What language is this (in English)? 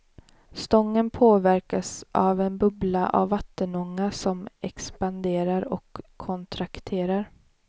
Swedish